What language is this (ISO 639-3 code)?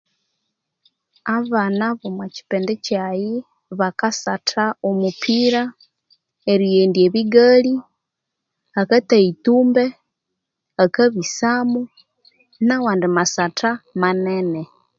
koo